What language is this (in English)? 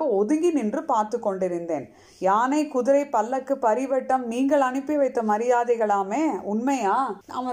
Tamil